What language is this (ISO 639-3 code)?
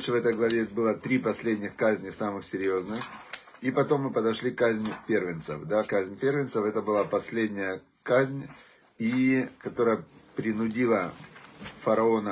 rus